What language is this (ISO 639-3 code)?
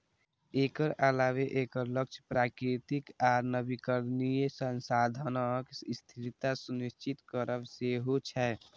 mai